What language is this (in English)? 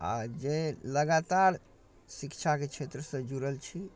Maithili